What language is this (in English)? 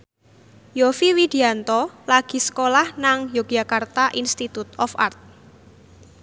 Javanese